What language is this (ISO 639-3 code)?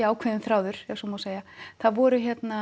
isl